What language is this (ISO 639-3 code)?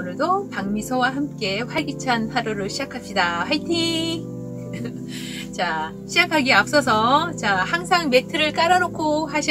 kor